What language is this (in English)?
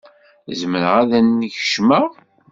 Kabyle